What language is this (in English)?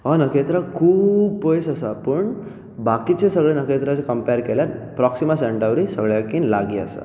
Konkani